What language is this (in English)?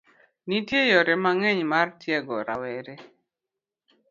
Luo (Kenya and Tanzania)